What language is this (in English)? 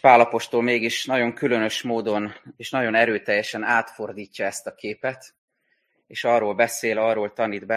Hungarian